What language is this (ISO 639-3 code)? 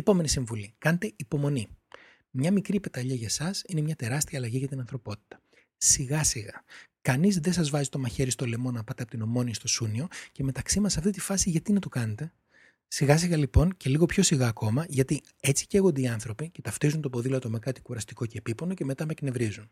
ell